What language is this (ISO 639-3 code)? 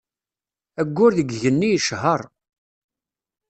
kab